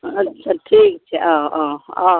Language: Maithili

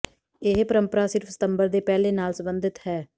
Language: Punjabi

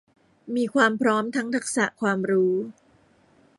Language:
Thai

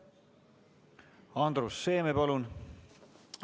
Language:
Estonian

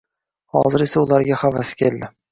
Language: Uzbek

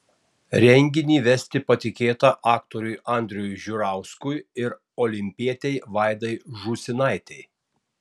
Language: Lithuanian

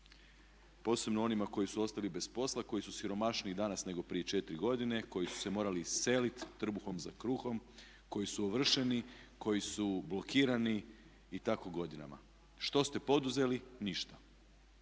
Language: Croatian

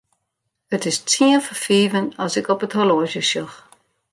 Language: Western Frisian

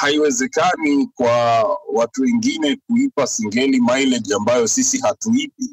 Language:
Swahili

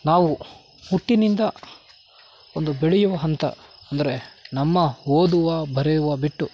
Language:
Kannada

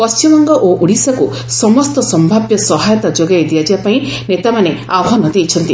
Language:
Odia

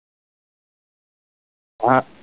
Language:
Gujarati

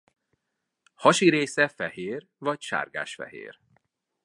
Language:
Hungarian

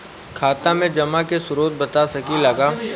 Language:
Bhojpuri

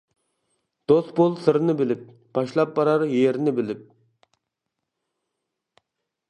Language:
Uyghur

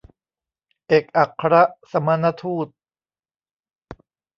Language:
Thai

